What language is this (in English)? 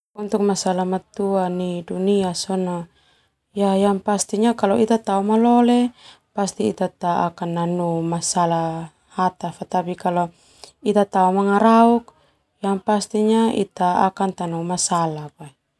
Termanu